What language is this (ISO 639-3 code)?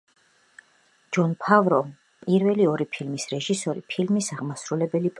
kat